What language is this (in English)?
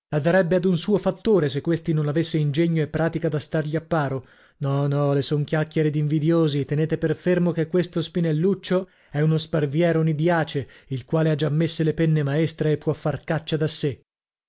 Italian